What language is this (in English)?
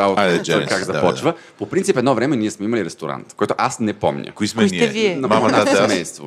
Bulgarian